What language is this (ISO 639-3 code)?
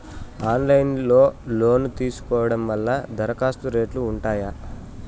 tel